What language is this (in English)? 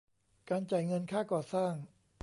Thai